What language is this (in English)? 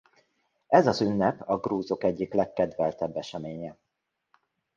Hungarian